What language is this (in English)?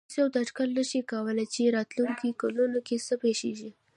Pashto